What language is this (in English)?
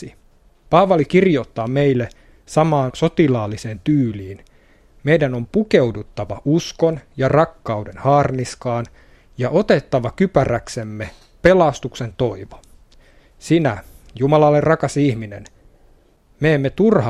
Finnish